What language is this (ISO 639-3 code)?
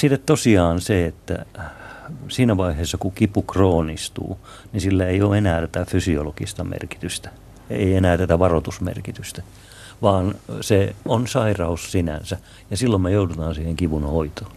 fin